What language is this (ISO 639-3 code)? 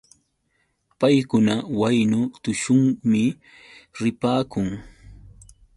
qux